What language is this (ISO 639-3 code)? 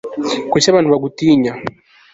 kin